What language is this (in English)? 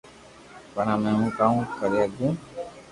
Loarki